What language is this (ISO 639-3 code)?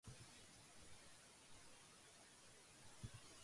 urd